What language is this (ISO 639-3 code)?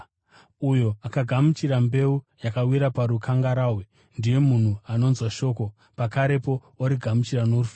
sna